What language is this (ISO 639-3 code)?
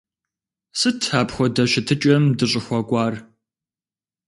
kbd